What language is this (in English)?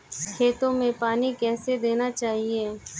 Hindi